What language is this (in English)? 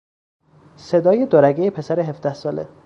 Persian